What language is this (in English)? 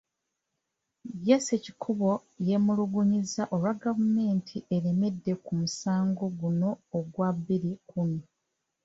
Ganda